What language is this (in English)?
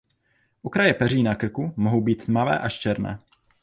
Czech